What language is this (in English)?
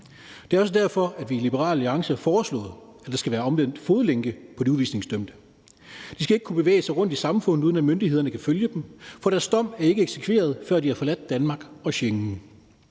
Danish